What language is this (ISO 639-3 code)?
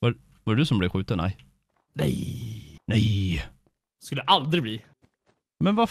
swe